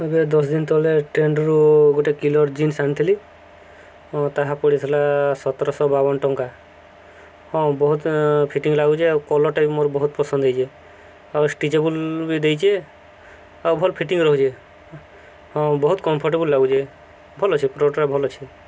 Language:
Odia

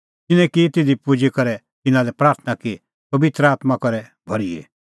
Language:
Kullu Pahari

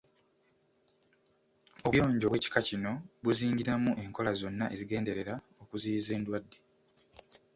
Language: Ganda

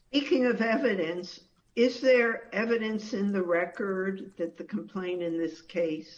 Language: English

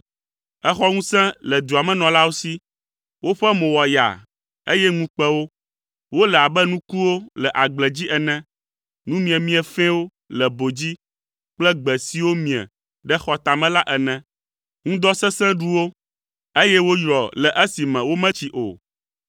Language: Ewe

